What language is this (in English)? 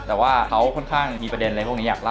Thai